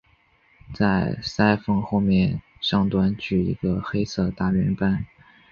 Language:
Chinese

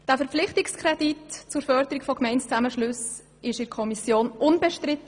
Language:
Swiss German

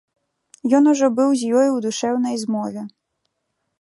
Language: Belarusian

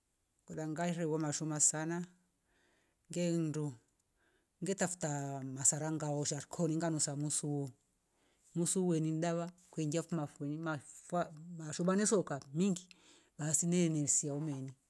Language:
Rombo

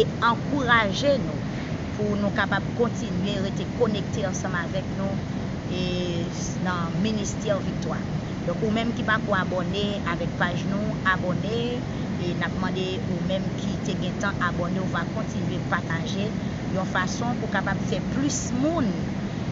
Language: Thai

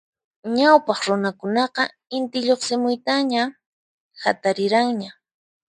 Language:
Puno Quechua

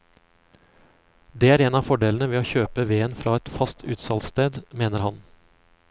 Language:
Norwegian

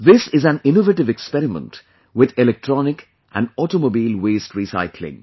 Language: English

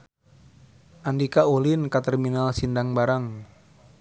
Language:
Sundanese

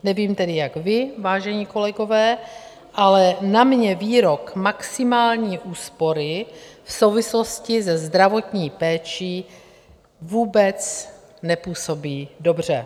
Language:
Czech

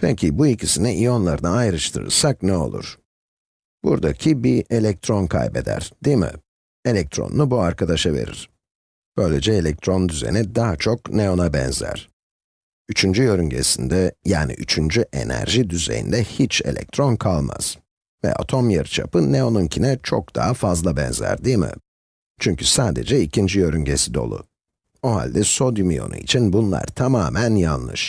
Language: Turkish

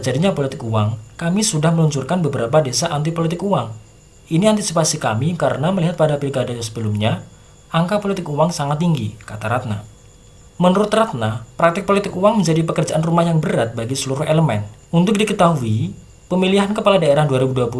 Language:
Indonesian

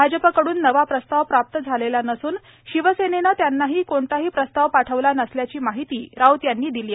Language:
Marathi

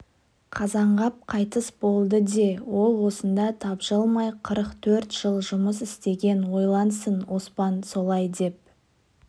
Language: Kazakh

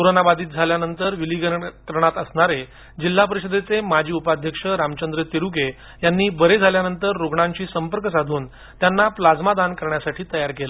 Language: Marathi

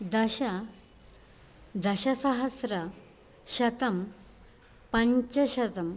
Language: Sanskrit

